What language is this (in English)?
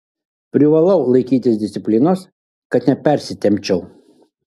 Lithuanian